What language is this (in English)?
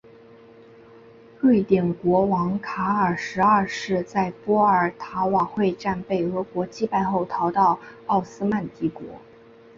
Chinese